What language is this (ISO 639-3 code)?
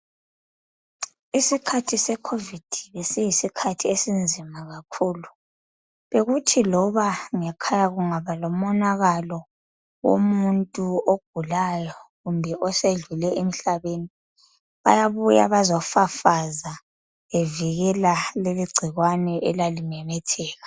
nde